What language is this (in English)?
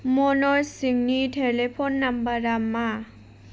Bodo